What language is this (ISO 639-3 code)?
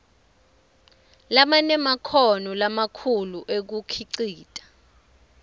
ssw